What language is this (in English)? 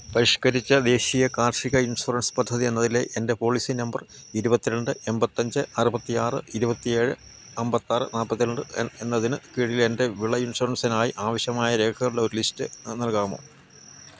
Malayalam